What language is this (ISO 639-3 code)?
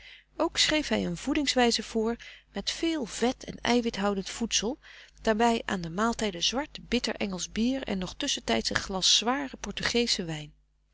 nld